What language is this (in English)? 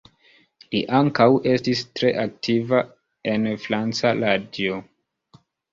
Esperanto